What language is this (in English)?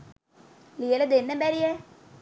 Sinhala